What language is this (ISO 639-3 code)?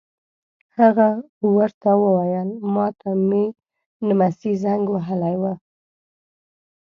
pus